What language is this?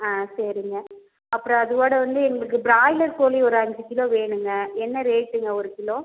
Tamil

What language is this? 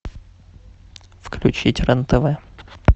Russian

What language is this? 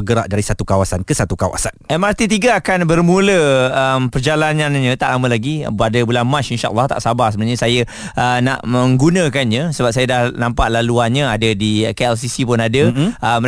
Malay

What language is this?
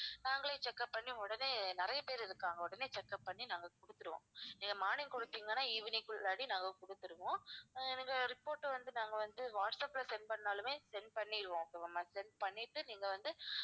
Tamil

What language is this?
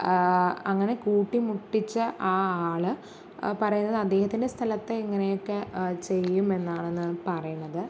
Malayalam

